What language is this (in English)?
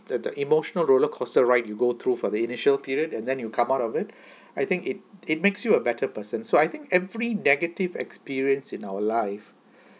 English